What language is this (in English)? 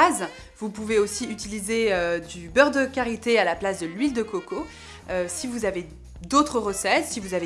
French